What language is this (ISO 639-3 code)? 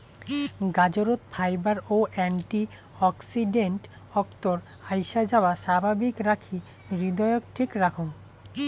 ben